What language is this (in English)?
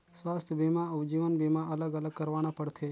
Chhattisgarhi